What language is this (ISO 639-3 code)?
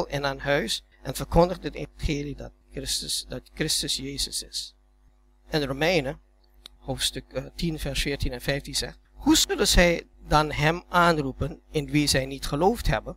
nld